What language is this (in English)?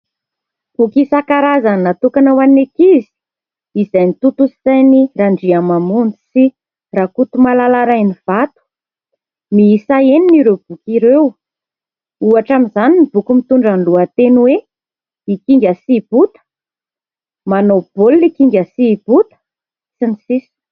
Malagasy